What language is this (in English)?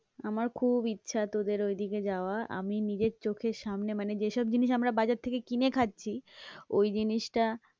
Bangla